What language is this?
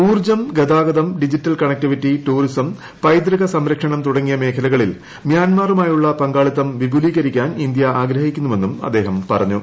Malayalam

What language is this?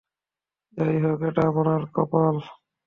Bangla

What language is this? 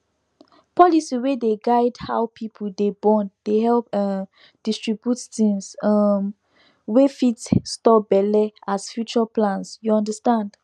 Nigerian Pidgin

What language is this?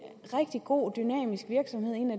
Danish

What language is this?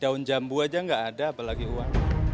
Indonesian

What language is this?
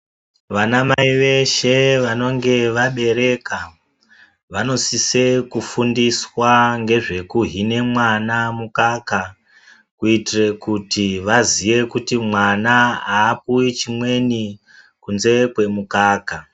Ndau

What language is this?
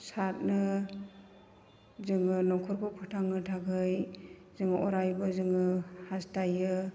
Bodo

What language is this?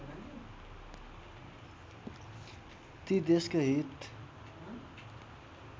Nepali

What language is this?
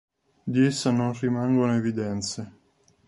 Italian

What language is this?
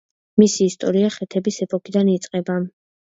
Georgian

